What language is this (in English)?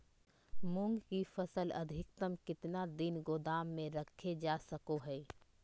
Magahi